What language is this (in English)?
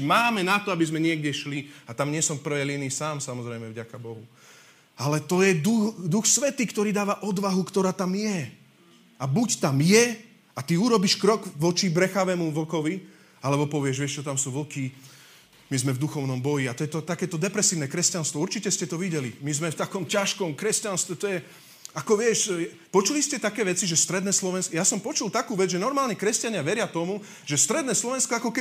Slovak